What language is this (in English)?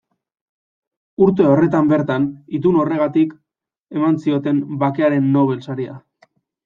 Basque